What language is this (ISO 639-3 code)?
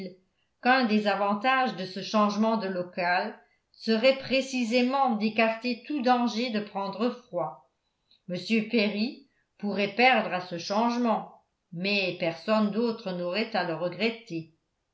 fra